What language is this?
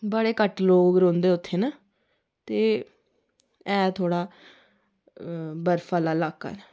Dogri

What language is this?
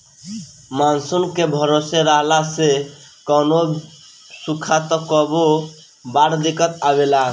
Bhojpuri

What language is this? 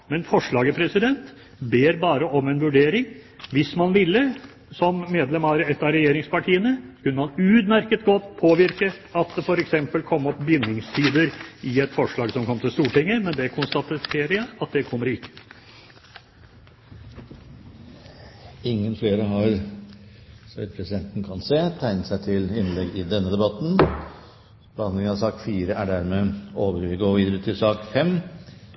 Norwegian Bokmål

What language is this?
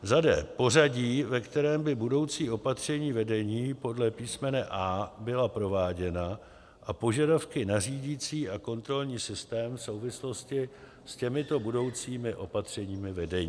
Czech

